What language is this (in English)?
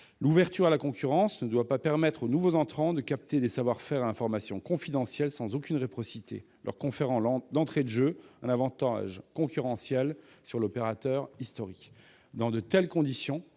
French